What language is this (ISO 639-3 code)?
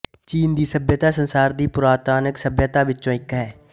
pan